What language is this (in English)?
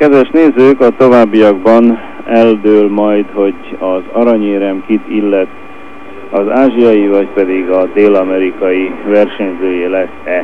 Hungarian